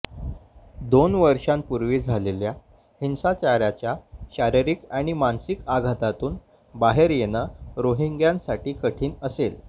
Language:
Marathi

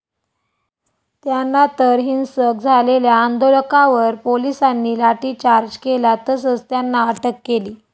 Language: Marathi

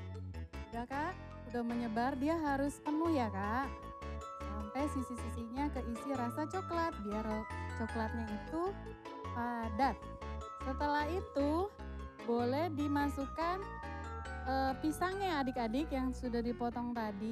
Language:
Indonesian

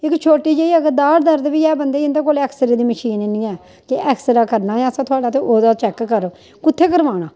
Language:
Dogri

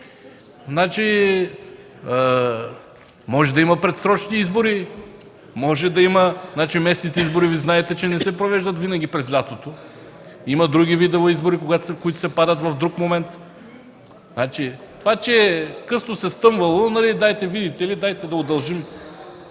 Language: Bulgarian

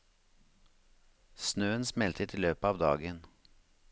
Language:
Norwegian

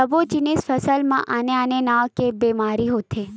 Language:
Chhattisgarhi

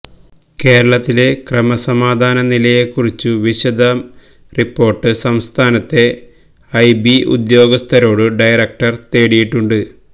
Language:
Malayalam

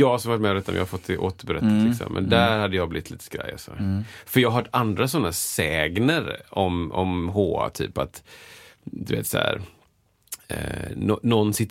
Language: Swedish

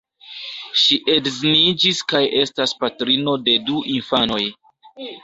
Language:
Esperanto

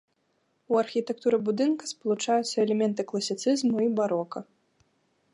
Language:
Belarusian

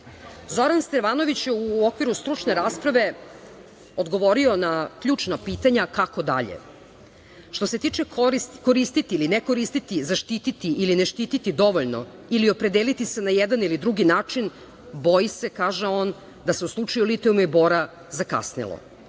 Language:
Serbian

